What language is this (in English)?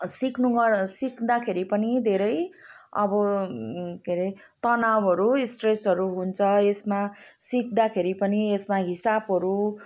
Nepali